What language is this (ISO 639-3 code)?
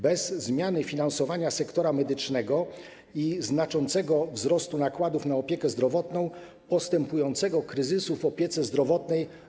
pol